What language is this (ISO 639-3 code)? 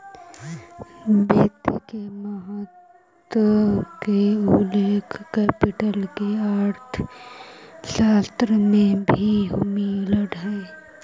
mag